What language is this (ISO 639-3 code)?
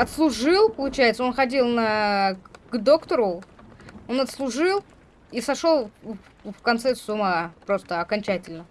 rus